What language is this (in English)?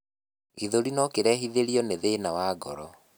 Kikuyu